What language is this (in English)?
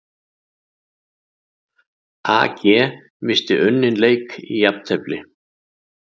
Icelandic